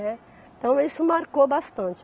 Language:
Portuguese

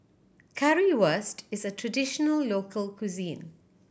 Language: English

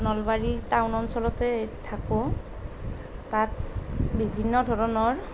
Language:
Assamese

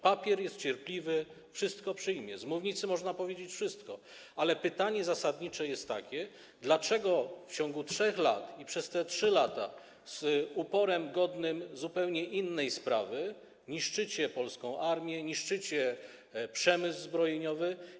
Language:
Polish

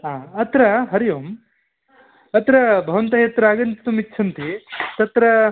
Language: Sanskrit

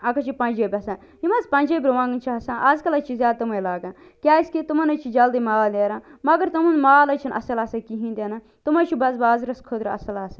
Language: Kashmiri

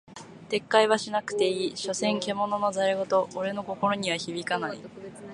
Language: Japanese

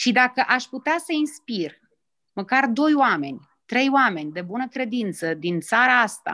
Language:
Romanian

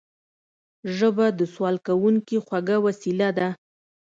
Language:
Pashto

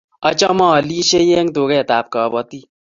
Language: Kalenjin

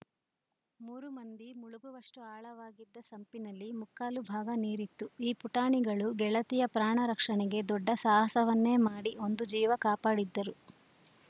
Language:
Kannada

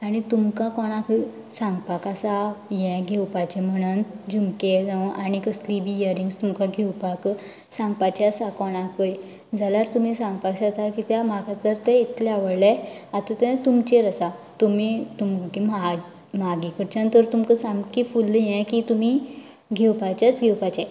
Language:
Konkani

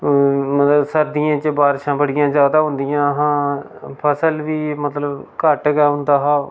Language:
Dogri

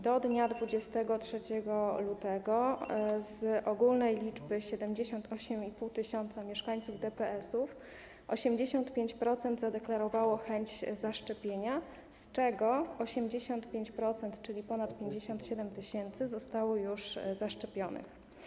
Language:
Polish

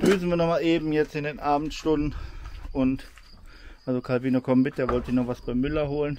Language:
German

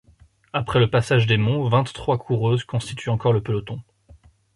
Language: French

